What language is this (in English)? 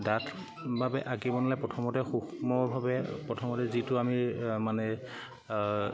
Assamese